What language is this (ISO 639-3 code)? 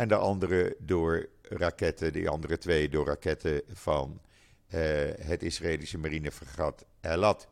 nld